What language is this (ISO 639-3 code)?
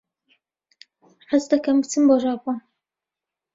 ckb